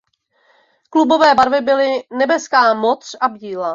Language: Czech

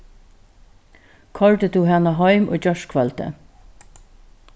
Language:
Faroese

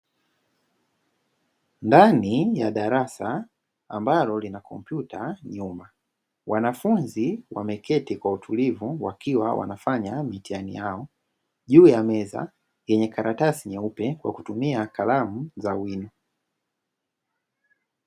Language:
Swahili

